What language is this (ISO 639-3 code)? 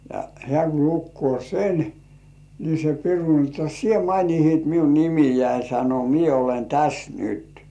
fin